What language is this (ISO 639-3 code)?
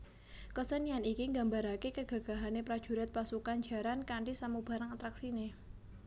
jav